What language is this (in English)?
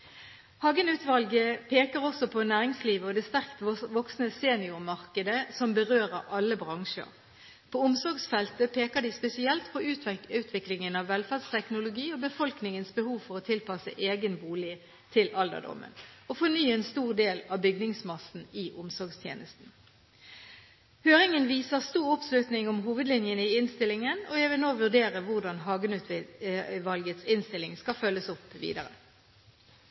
Norwegian Bokmål